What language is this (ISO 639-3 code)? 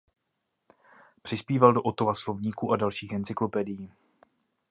ces